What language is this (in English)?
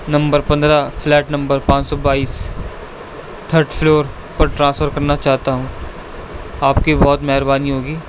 Urdu